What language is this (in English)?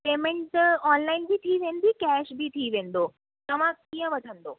Sindhi